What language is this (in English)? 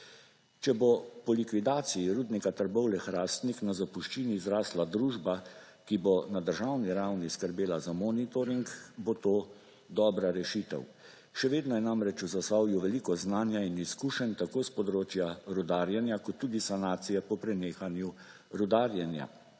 Slovenian